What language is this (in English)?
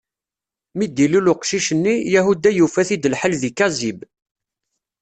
Kabyle